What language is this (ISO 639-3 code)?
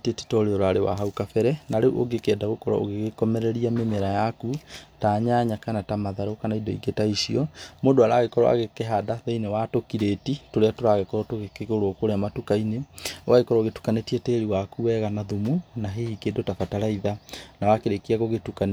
kik